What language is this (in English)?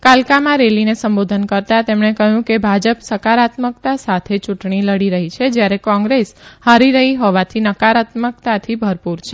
Gujarati